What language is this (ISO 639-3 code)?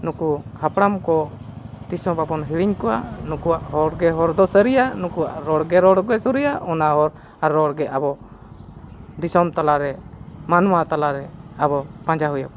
sat